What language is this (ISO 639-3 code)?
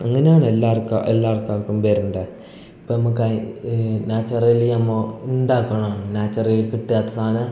mal